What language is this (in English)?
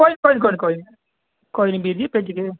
Dogri